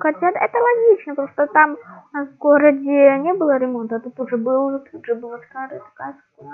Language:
Russian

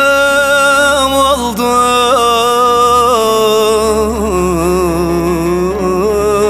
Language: Turkish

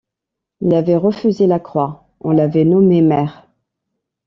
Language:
French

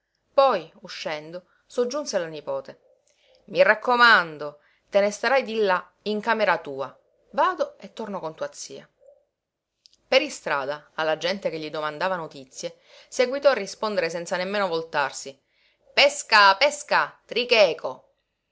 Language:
Italian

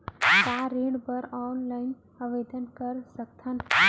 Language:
Chhattisgarhi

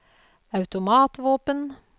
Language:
Norwegian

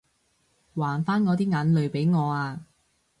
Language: Cantonese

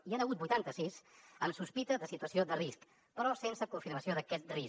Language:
Catalan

